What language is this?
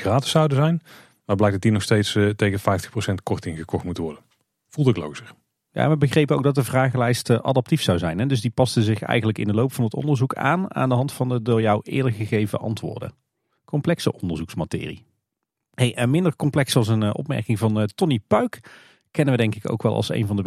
Dutch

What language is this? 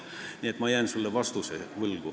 Estonian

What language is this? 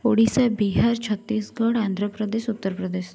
Odia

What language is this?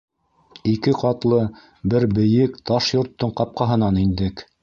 Bashkir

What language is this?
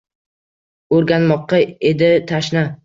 Uzbek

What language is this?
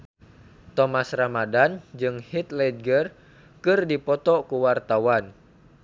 Sundanese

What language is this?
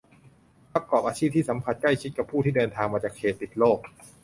Thai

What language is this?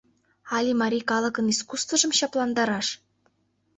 Mari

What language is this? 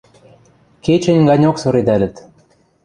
Western Mari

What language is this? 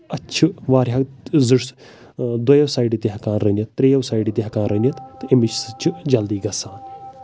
Kashmiri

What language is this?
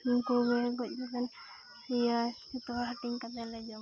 Santali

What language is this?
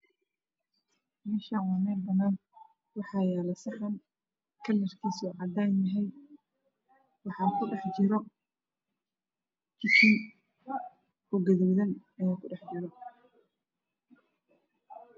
Somali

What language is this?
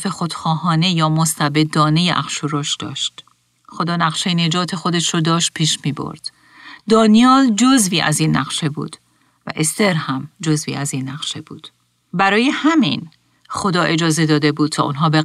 Persian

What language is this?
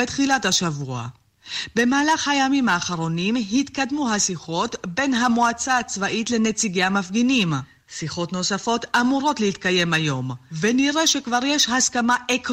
Hebrew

